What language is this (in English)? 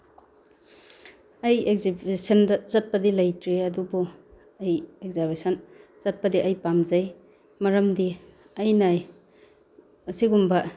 Manipuri